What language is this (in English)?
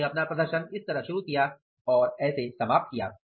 Hindi